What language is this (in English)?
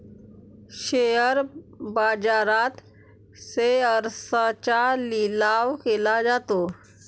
Marathi